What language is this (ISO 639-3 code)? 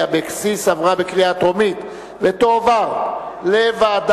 heb